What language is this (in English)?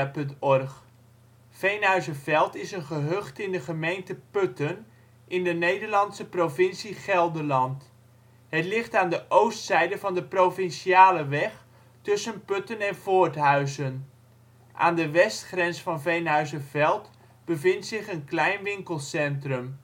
Dutch